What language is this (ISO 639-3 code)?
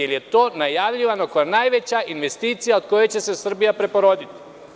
srp